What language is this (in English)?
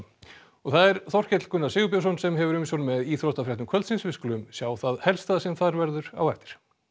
Icelandic